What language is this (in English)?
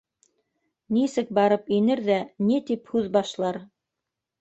Bashkir